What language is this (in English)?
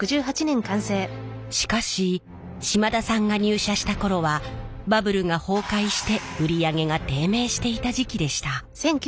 Japanese